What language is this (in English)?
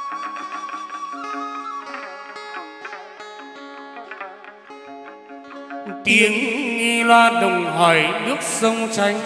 Vietnamese